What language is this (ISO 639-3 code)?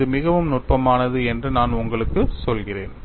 tam